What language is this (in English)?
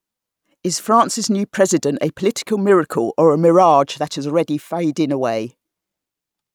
English